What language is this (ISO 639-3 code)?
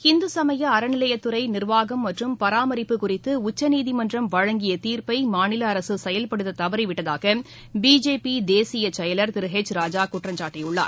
tam